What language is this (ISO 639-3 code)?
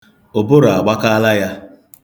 ibo